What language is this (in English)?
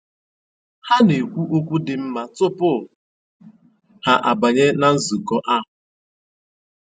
Igbo